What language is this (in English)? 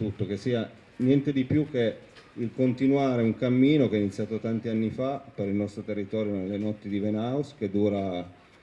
Italian